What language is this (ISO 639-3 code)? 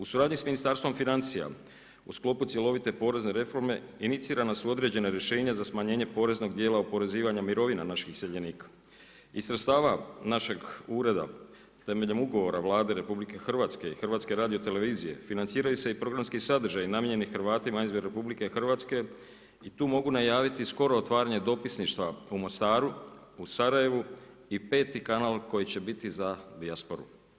hrv